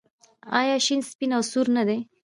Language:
Pashto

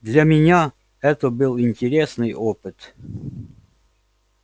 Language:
Russian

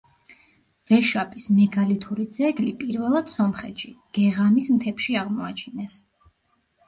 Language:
Georgian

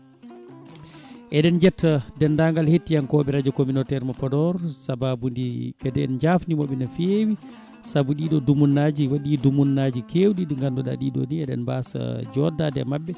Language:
Fula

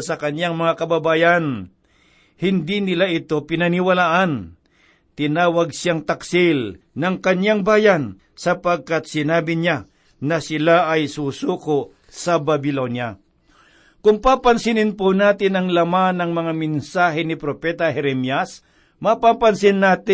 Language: Filipino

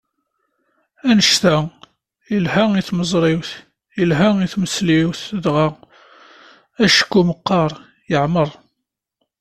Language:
Kabyle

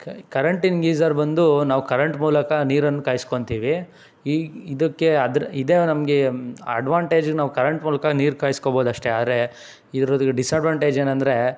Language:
Kannada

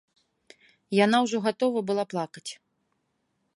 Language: Belarusian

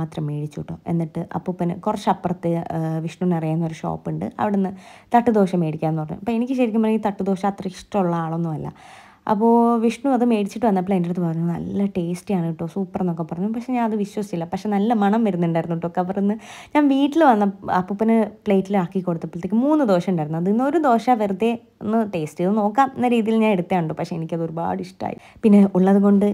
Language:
Malayalam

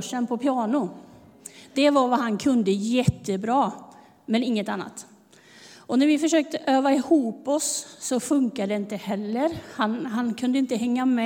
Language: Swedish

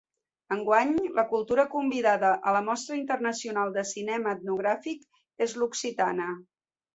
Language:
Catalan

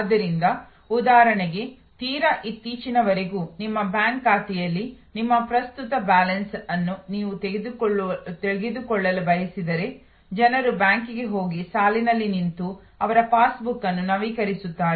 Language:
Kannada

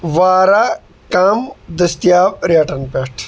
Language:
Kashmiri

